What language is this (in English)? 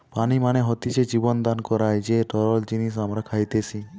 Bangla